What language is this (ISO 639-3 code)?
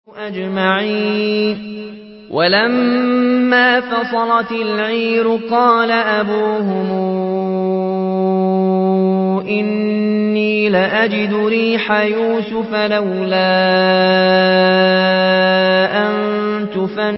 ara